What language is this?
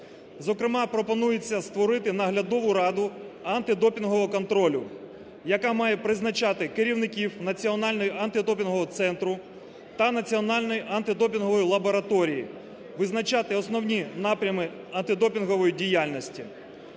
Ukrainian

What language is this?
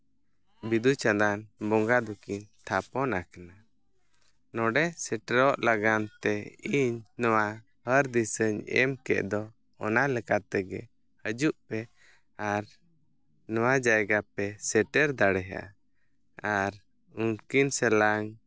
Santali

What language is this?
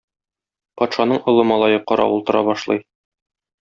Tatar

